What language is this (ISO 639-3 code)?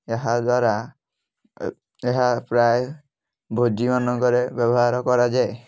ori